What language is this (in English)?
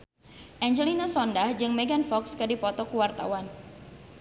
Sundanese